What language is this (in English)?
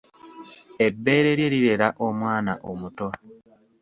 Ganda